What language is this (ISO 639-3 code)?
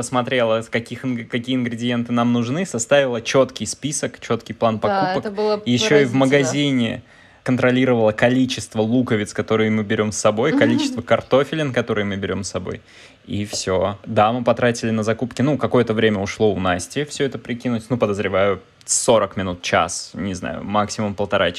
rus